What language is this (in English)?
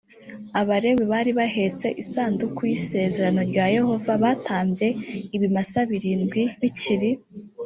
Kinyarwanda